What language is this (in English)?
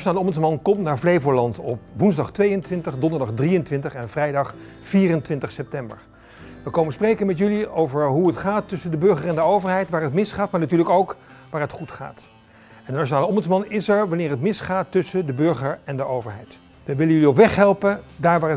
Dutch